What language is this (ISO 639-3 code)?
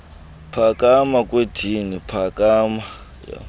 xho